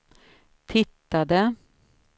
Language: Swedish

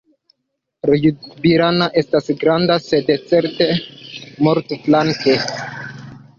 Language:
Esperanto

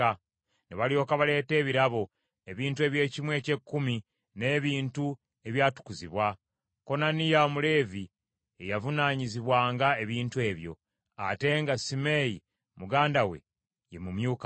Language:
Ganda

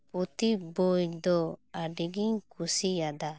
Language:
Santali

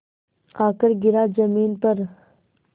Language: Hindi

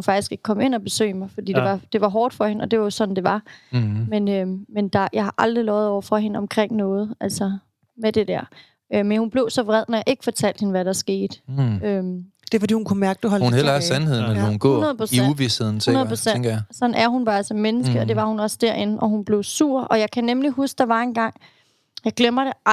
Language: Danish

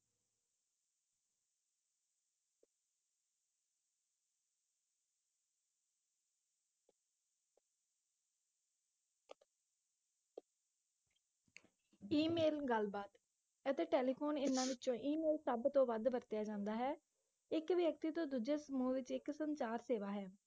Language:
Punjabi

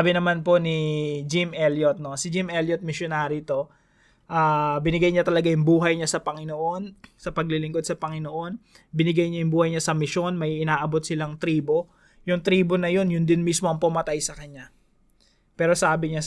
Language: Filipino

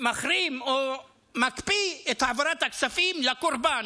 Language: Hebrew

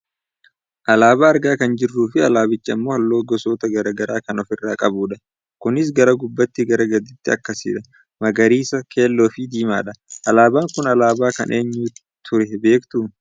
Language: Oromo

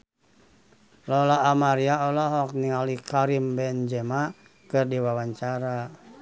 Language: Sundanese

